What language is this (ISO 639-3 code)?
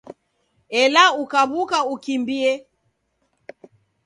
dav